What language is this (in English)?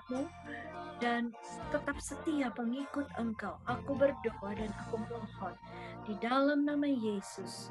Indonesian